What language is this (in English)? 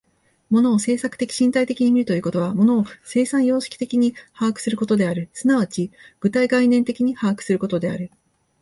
Japanese